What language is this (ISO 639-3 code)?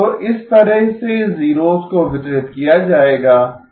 hin